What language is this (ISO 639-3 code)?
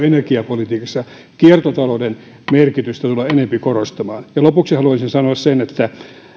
fin